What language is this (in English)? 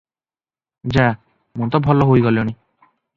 Odia